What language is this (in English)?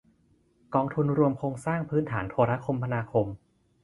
Thai